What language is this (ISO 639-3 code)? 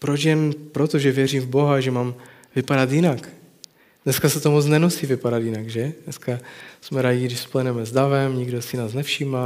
ces